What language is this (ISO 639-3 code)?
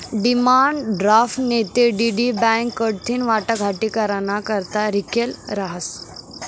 mar